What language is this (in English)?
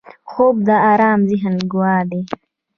Pashto